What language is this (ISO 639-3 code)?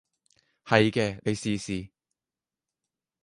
yue